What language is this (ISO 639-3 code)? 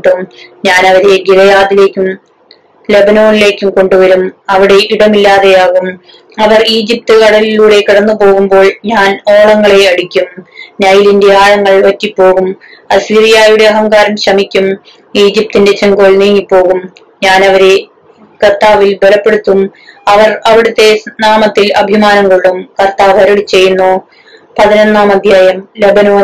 mal